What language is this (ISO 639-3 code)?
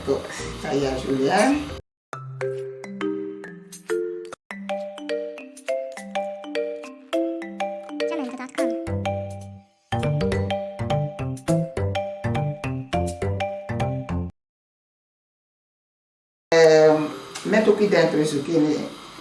ita